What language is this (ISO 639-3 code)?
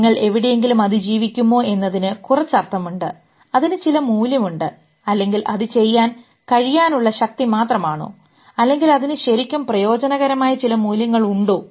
mal